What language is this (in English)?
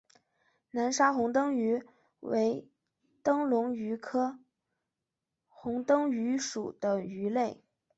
Chinese